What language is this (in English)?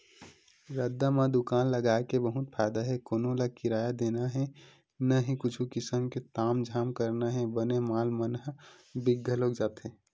Chhattisgarhi